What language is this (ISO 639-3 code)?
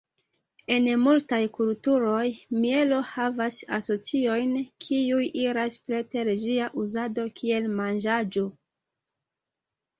epo